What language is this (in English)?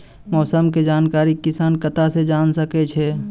Maithili